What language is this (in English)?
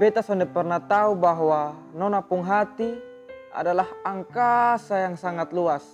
Indonesian